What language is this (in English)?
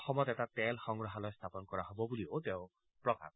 Assamese